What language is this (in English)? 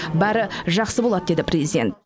Kazakh